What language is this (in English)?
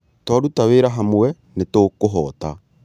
Kikuyu